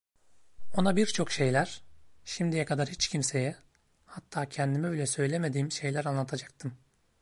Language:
Turkish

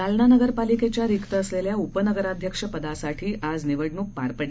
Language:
Marathi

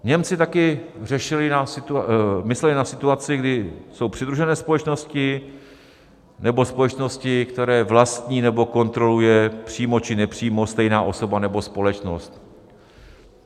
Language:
Czech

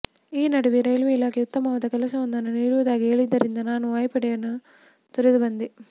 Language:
Kannada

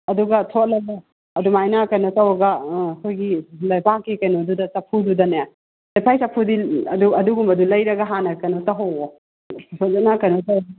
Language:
Manipuri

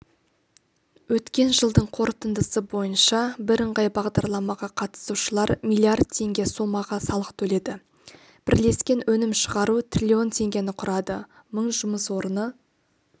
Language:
Kazakh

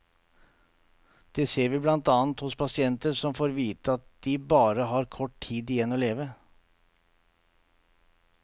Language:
Norwegian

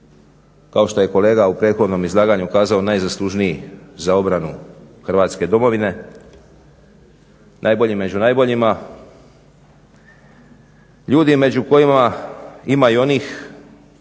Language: Croatian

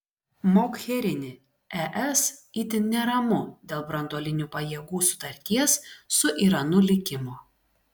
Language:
Lithuanian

